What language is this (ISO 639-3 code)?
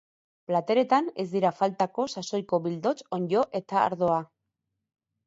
eus